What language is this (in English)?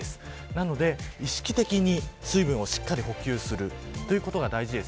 Japanese